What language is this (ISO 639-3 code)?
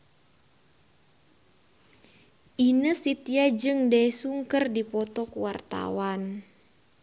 sun